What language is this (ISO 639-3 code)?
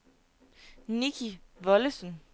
dan